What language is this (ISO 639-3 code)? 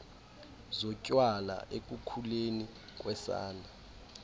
xho